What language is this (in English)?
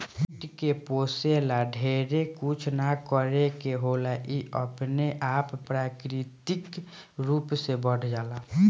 Bhojpuri